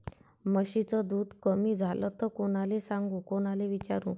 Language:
Marathi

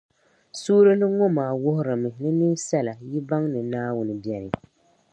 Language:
Dagbani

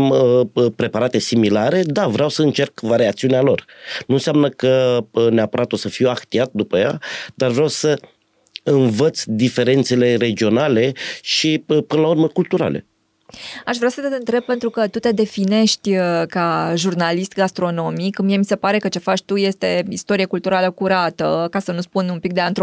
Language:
Romanian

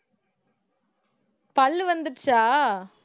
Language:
Tamil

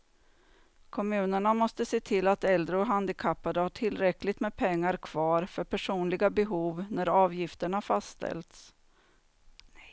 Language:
Swedish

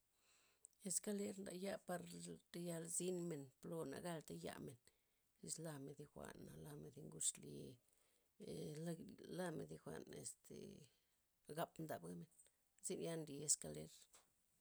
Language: Loxicha Zapotec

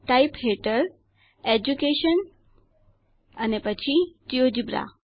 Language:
Gujarati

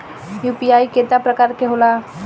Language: Bhojpuri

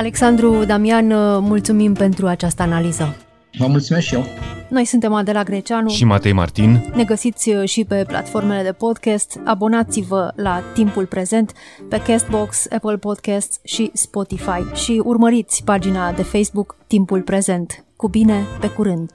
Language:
Romanian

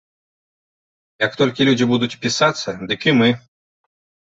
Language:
Belarusian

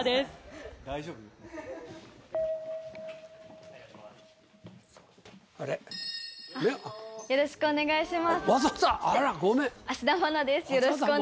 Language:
Japanese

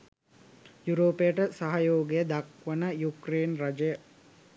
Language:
Sinhala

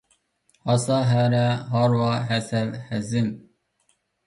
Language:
Uyghur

